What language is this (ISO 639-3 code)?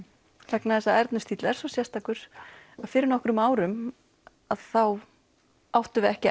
isl